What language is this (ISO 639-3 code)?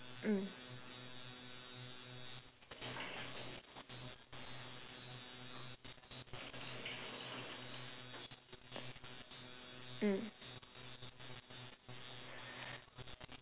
eng